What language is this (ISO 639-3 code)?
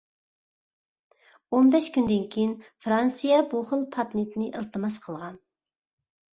uig